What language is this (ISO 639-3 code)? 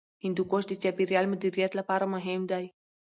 pus